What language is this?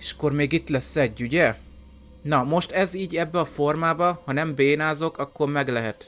Hungarian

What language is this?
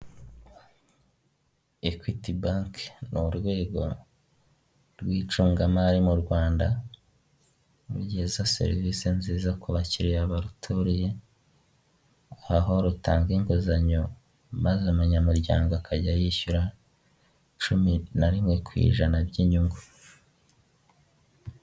Kinyarwanda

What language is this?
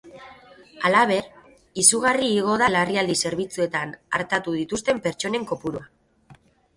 Basque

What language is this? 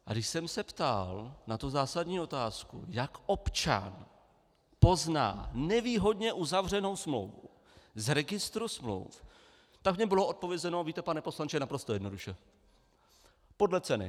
Czech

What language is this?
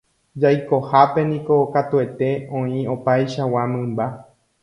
Guarani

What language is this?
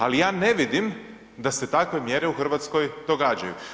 Croatian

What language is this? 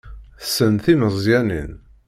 Kabyle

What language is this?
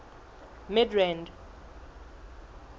Southern Sotho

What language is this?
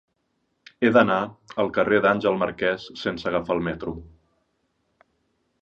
Catalan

